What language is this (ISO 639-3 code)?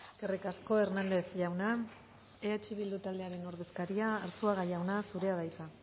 eus